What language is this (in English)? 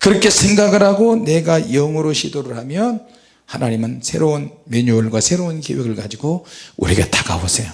Korean